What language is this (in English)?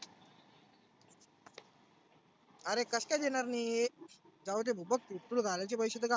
Marathi